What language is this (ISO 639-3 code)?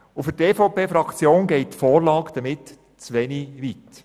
gsw